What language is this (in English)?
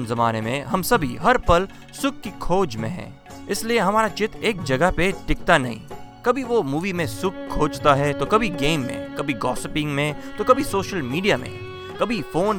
Hindi